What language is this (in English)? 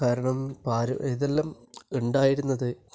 Malayalam